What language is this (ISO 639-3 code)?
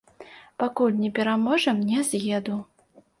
bel